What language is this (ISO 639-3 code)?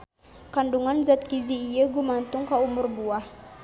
sun